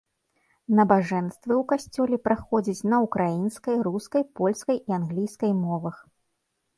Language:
Belarusian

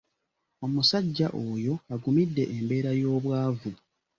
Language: Ganda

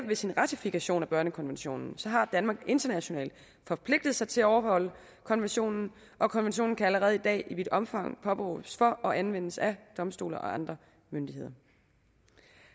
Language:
Danish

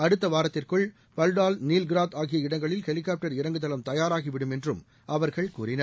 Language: Tamil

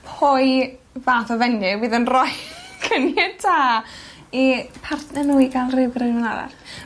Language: Welsh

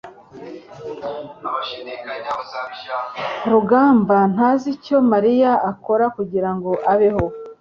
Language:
Kinyarwanda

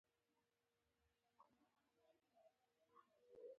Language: Pashto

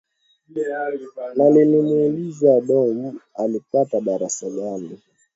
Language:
Swahili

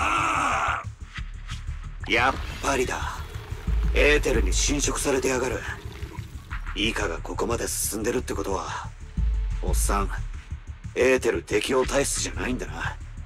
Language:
Japanese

